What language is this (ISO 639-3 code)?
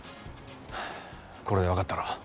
jpn